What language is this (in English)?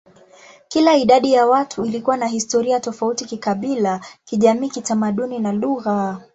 Swahili